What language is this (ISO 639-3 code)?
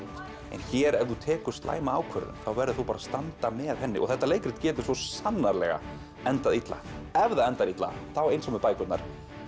isl